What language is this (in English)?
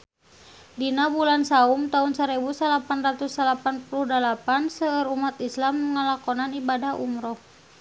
Sundanese